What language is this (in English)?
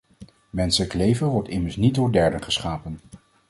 Dutch